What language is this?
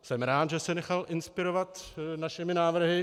Czech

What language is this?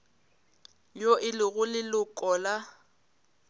Northern Sotho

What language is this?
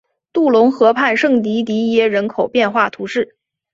Chinese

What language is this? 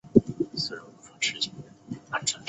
Chinese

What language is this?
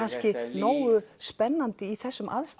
Icelandic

